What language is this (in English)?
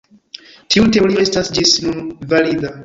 Esperanto